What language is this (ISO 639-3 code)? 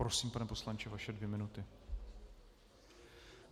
ces